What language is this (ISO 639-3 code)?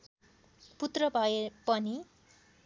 nep